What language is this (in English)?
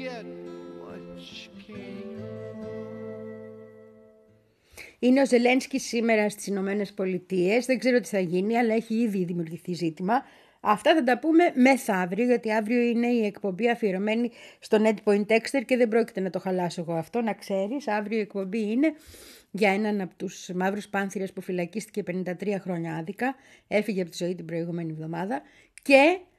Greek